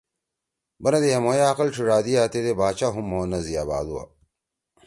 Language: Torwali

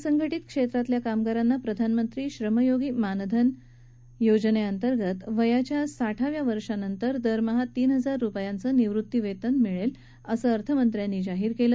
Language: Marathi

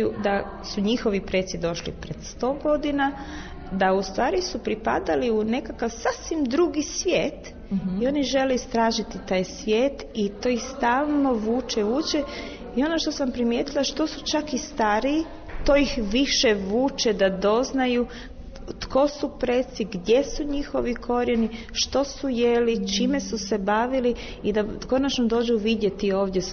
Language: Croatian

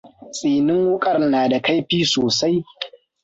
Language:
Hausa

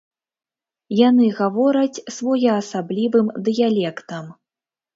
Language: Belarusian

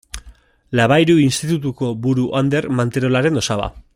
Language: Basque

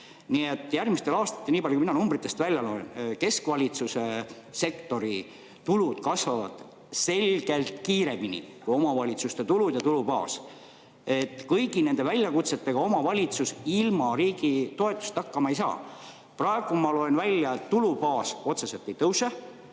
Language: Estonian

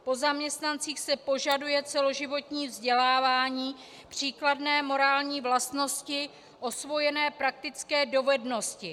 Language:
Czech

